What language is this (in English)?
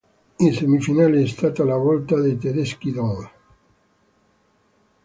Italian